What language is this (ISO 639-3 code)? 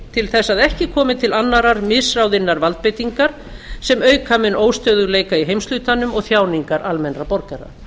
isl